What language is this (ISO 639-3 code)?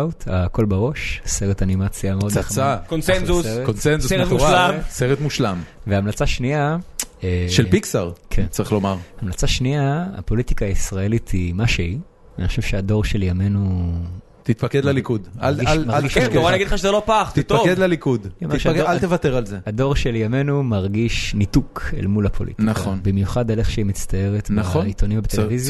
heb